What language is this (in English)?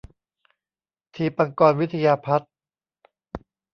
Thai